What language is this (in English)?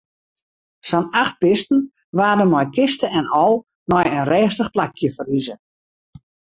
Western Frisian